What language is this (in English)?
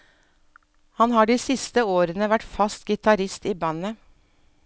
Norwegian